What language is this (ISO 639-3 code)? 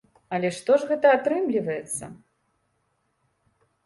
bel